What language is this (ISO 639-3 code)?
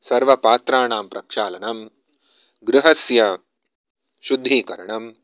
san